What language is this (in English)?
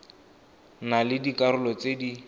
Tswana